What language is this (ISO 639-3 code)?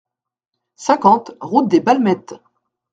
fra